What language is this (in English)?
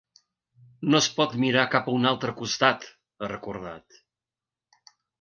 Catalan